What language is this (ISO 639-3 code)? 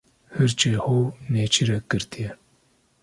kur